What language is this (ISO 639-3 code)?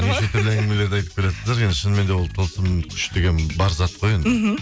kaz